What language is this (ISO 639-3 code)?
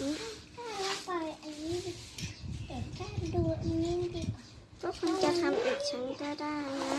tha